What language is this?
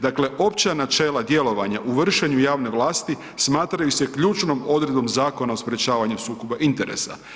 Croatian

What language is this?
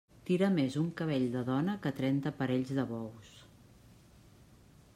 Catalan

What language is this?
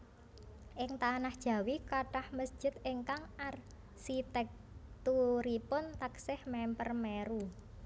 Javanese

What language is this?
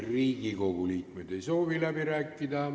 Estonian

